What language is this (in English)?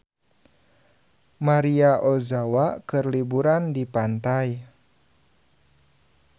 Sundanese